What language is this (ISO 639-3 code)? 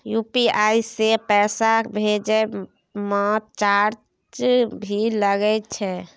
mai